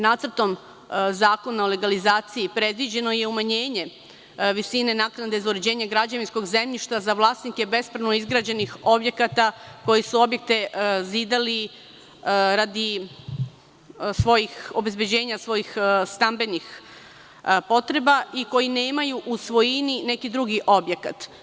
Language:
Serbian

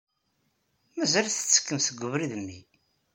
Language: Kabyle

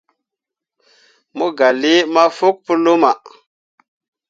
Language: Mundang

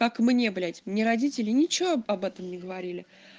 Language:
Russian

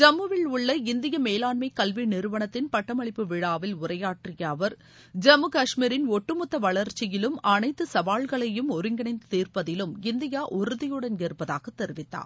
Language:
Tamil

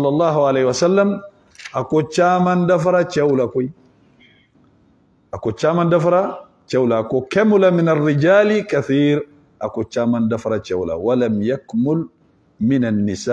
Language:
Arabic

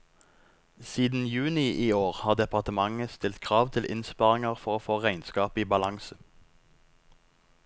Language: Norwegian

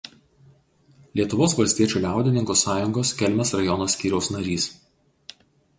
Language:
Lithuanian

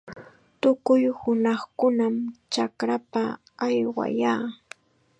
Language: Chiquián Ancash Quechua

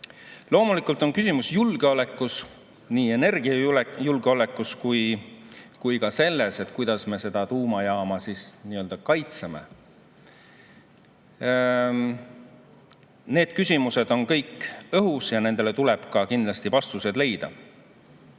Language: Estonian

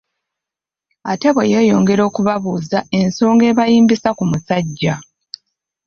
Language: Ganda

